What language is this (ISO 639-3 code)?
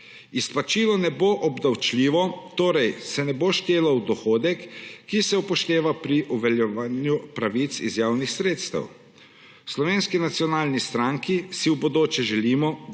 slv